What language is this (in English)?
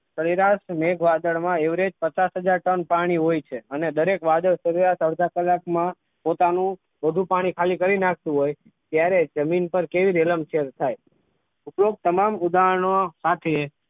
Gujarati